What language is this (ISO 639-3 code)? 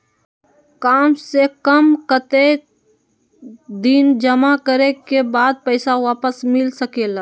mag